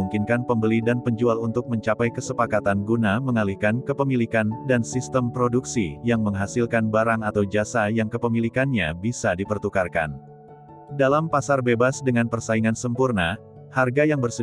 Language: Indonesian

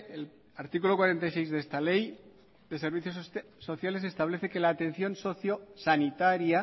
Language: Spanish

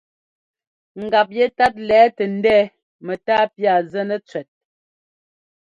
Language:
Ngomba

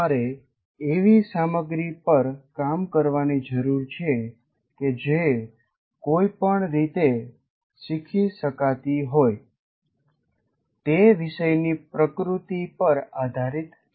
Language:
Gujarati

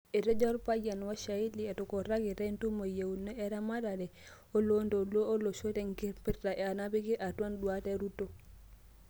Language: Masai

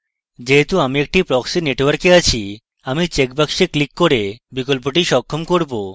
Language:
Bangla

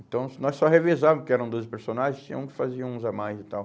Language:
Portuguese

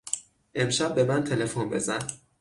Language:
Persian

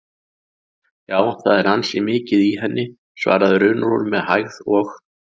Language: Icelandic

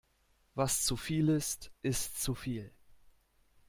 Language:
German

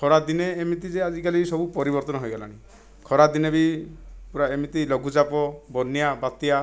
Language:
Odia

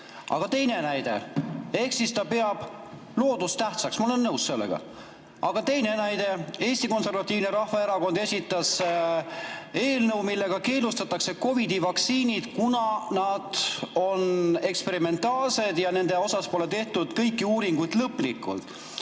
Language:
Estonian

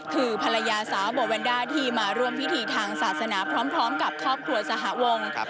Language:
Thai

